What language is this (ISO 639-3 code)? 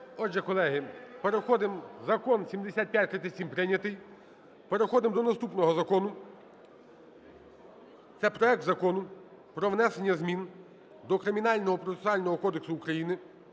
ukr